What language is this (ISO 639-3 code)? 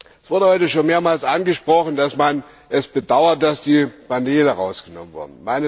deu